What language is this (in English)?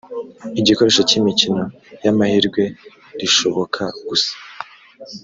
Kinyarwanda